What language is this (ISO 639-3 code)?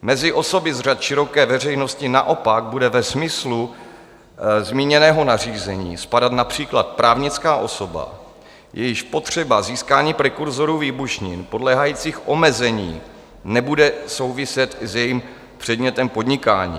ces